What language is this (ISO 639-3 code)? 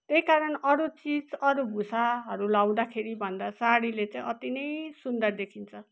nep